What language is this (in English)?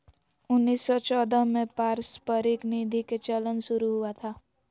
Magahi